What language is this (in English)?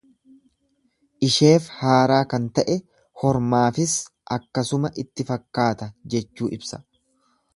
Oromo